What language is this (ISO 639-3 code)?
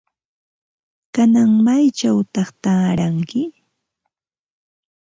qva